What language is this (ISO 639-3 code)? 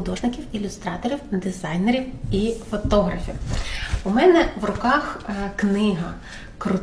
ukr